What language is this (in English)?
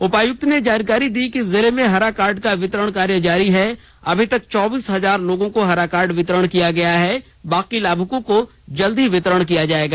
Hindi